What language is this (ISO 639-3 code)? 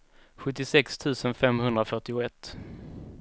swe